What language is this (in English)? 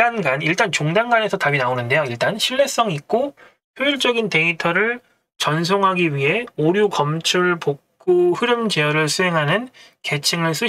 Korean